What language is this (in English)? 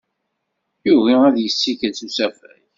Kabyle